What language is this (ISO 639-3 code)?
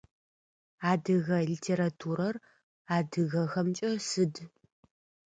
ady